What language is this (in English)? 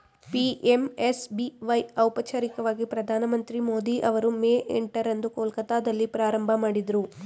Kannada